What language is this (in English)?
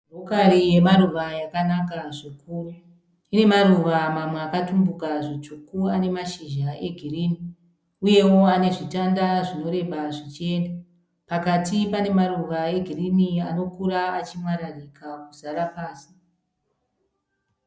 Shona